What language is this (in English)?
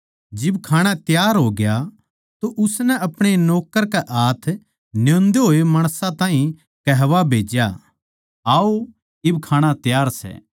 Haryanvi